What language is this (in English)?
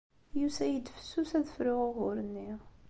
Kabyle